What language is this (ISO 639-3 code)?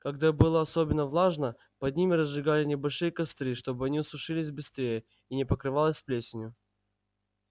rus